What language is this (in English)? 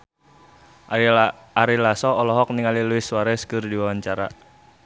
Sundanese